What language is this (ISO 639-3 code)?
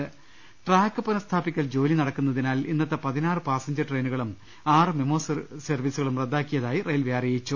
mal